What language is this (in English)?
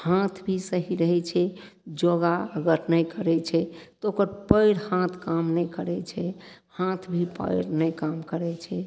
Maithili